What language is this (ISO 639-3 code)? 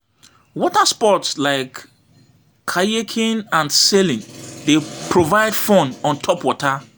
pcm